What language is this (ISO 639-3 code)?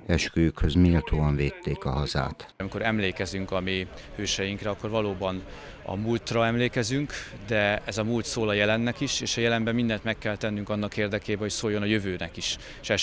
hun